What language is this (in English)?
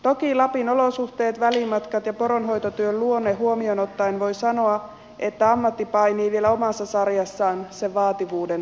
Finnish